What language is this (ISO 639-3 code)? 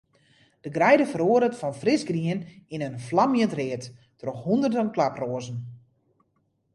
fry